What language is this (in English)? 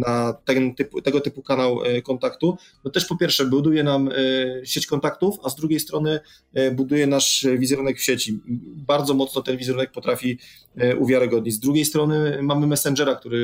Polish